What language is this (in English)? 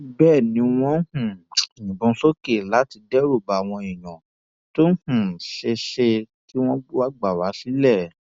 Yoruba